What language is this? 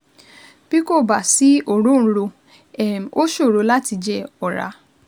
Yoruba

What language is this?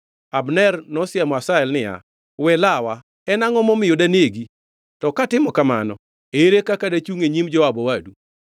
Luo (Kenya and Tanzania)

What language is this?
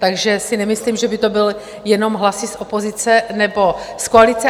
Czech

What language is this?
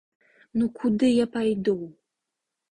Belarusian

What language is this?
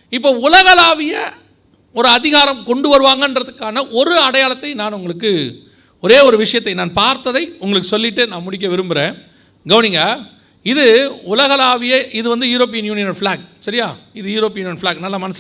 Tamil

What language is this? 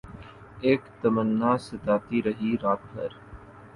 Urdu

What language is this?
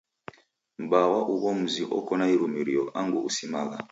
Taita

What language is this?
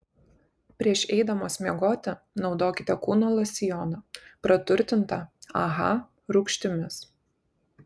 Lithuanian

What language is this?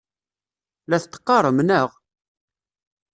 Kabyle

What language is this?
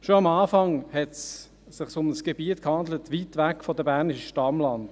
Swiss German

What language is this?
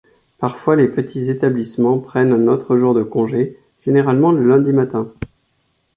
French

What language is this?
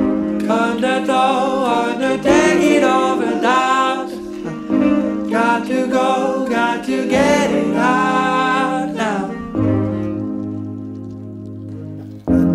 Ukrainian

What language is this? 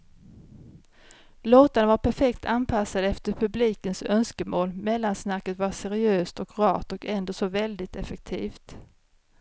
Swedish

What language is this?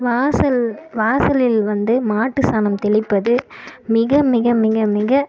Tamil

